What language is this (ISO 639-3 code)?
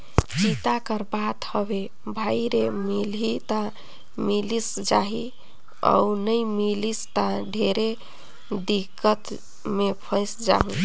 hne